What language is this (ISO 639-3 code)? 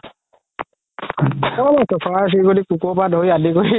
asm